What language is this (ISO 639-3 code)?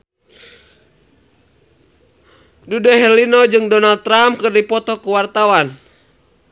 sun